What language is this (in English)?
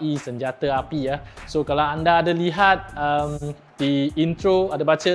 Malay